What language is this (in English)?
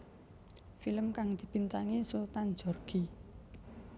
Javanese